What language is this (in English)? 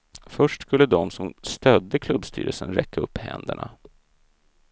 Swedish